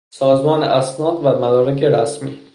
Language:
Persian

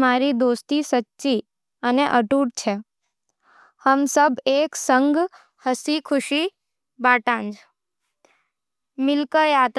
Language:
Nimadi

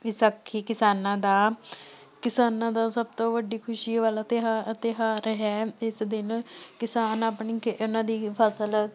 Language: Punjabi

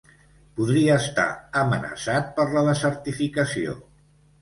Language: Catalan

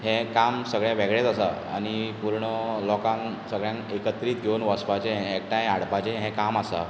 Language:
Konkani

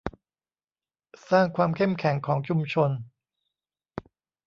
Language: Thai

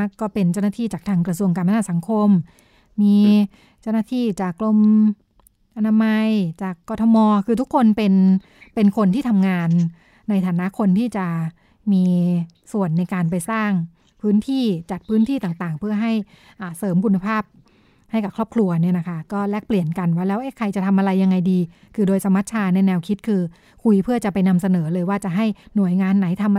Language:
Thai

